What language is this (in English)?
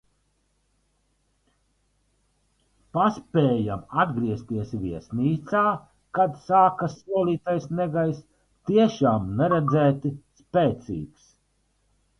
Latvian